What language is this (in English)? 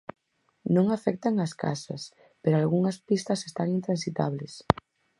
Galician